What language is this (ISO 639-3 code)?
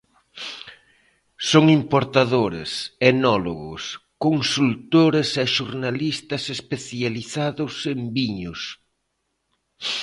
glg